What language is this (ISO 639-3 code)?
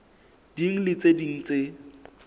sot